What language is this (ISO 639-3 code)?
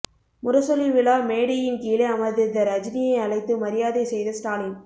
tam